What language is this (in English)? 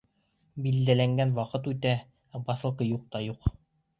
Bashkir